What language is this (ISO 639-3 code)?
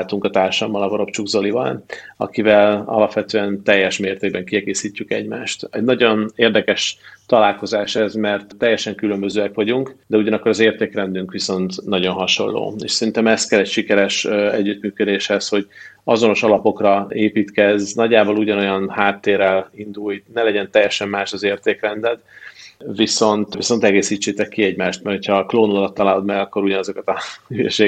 hun